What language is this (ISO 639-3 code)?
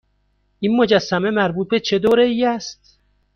fas